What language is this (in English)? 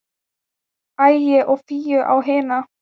Icelandic